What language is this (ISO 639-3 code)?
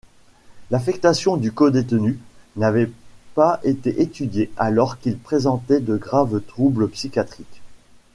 fra